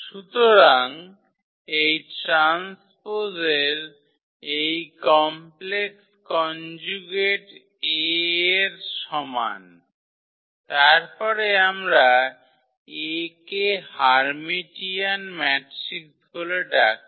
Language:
Bangla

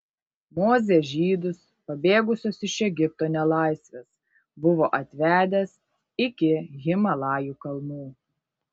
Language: Lithuanian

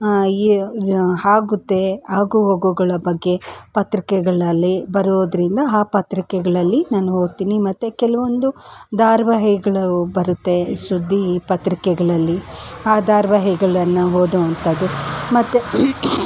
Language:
Kannada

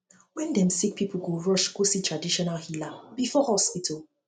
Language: Nigerian Pidgin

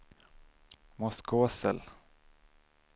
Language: Swedish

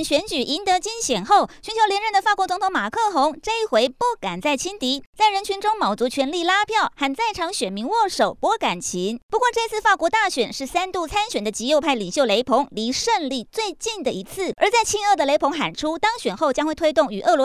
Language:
Chinese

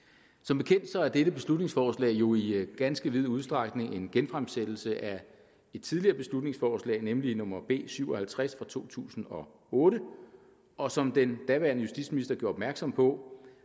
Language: Danish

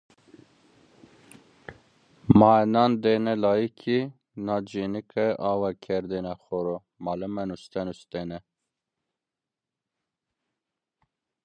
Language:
Zaza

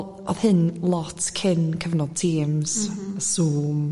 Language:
Welsh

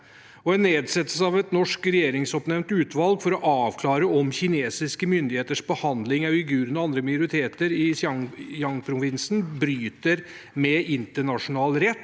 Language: Norwegian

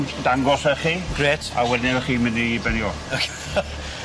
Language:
Welsh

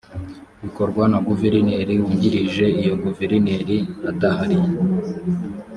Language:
Kinyarwanda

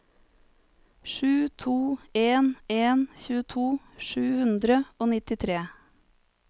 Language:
Norwegian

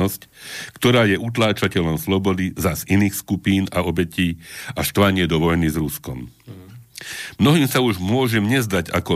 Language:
Slovak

